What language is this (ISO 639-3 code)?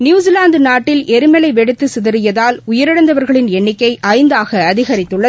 tam